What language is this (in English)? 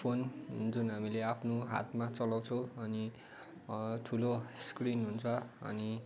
Nepali